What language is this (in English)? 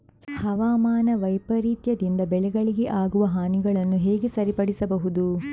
Kannada